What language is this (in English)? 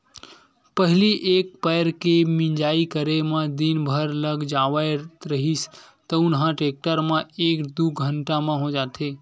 Chhattisgarhi